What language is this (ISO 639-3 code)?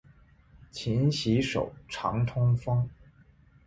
zho